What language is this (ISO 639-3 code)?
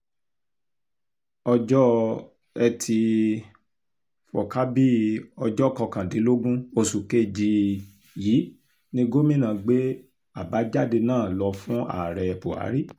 yor